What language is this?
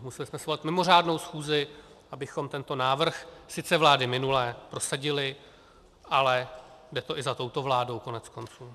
Czech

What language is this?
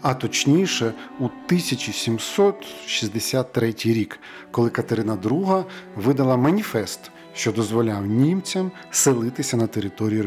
Ukrainian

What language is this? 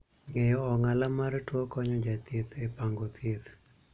Luo (Kenya and Tanzania)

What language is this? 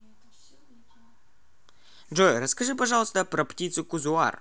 Russian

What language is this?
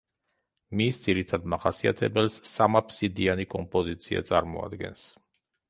Georgian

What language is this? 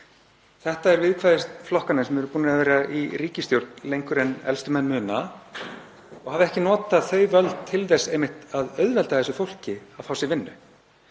Icelandic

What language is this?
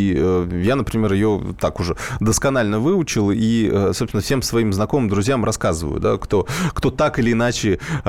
Russian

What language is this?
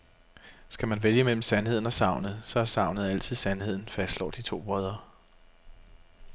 Danish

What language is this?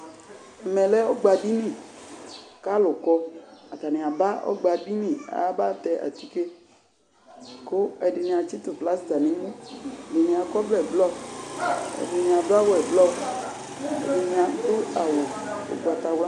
Ikposo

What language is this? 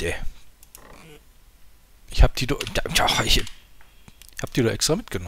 German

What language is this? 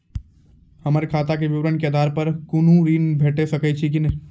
Maithili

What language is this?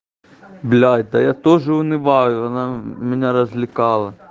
Russian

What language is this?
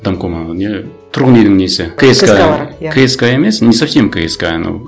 Kazakh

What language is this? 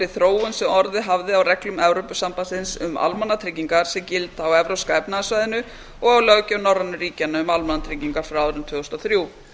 Icelandic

